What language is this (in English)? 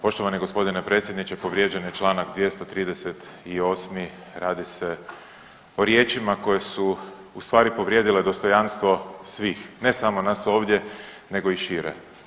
Croatian